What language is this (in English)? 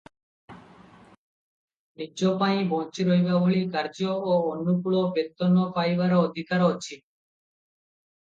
Odia